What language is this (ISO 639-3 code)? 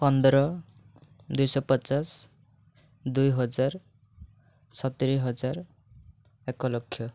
ori